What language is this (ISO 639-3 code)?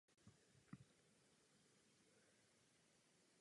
ces